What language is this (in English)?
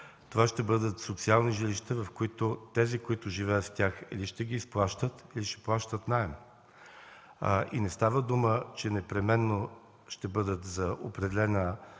Bulgarian